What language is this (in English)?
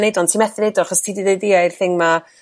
Welsh